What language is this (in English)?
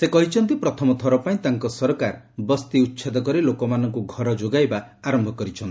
Odia